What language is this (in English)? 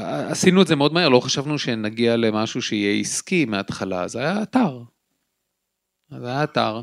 Hebrew